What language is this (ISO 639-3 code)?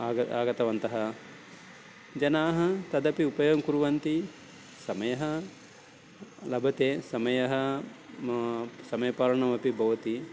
san